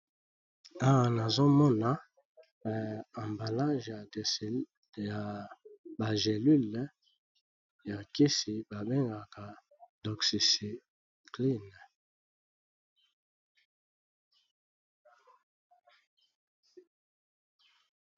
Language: Lingala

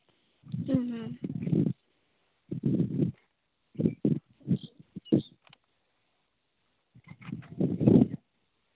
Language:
Santali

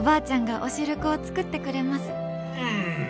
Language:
Japanese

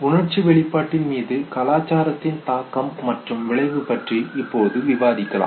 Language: Tamil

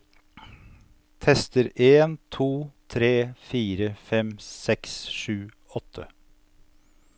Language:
Norwegian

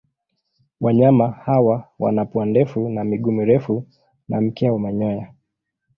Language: Swahili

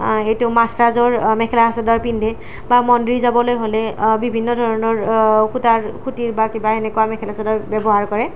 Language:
Assamese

